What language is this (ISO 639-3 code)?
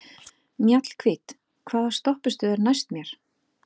isl